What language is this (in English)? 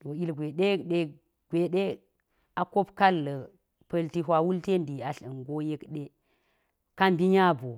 Geji